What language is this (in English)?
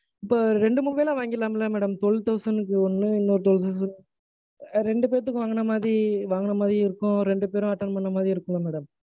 Tamil